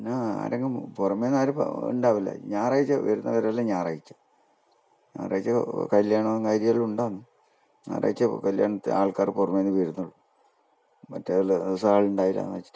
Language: Malayalam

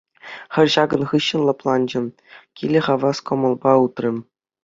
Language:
Chuvash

